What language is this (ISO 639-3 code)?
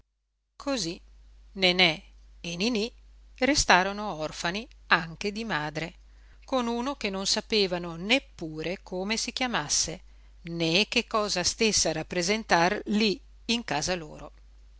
ita